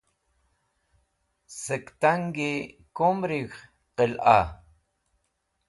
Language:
Wakhi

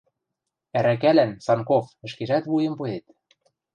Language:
Western Mari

